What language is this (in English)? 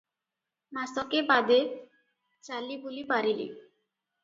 Odia